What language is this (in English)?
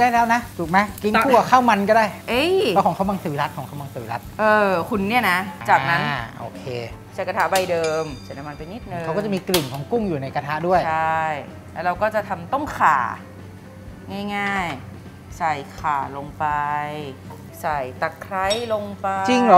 Thai